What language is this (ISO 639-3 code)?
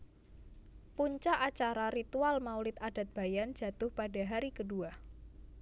jav